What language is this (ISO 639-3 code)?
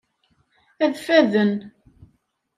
kab